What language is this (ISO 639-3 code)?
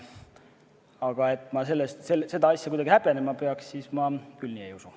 est